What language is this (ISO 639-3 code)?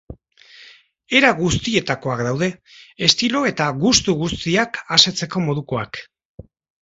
eus